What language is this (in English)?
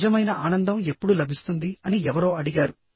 Telugu